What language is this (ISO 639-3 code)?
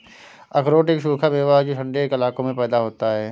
hin